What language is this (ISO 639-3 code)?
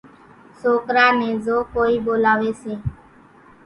gjk